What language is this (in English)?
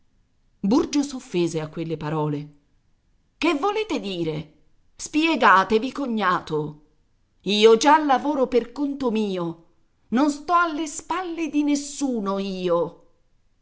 Italian